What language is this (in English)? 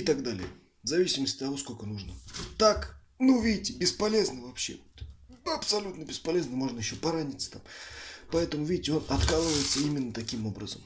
Russian